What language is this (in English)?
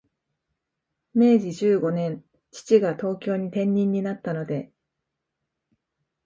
Japanese